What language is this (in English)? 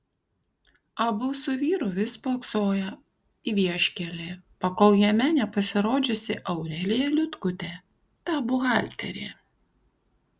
Lithuanian